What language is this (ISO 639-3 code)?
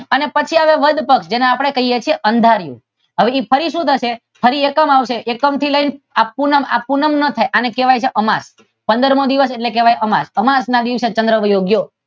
guj